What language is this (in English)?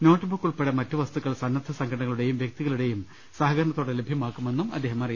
Malayalam